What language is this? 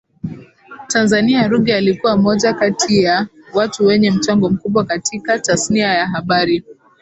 Swahili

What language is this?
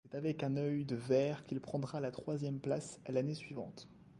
French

